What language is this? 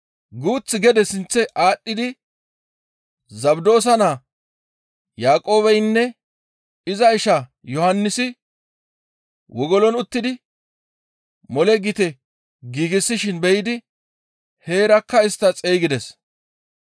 Gamo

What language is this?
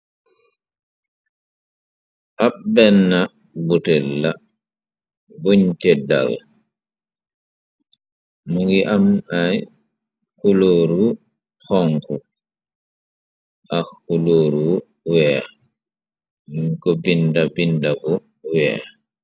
Wolof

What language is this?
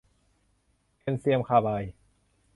Thai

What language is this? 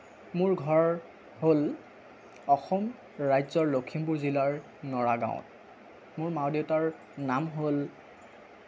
Assamese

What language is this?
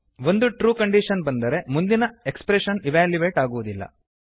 Kannada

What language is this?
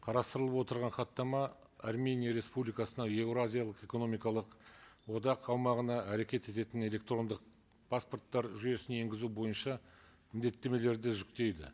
Kazakh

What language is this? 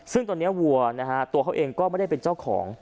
Thai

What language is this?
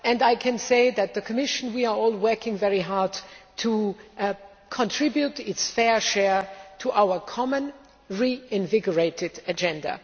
English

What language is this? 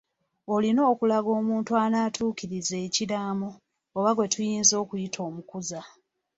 Ganda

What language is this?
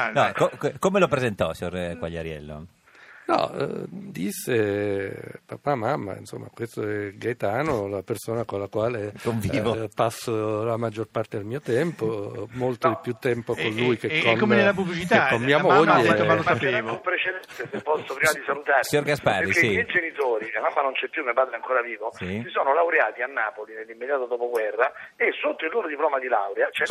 Italian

